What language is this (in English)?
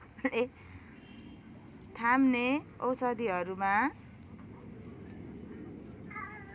Nepali